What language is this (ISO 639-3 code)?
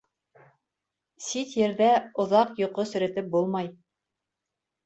bak